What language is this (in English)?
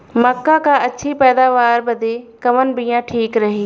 Bhojpuri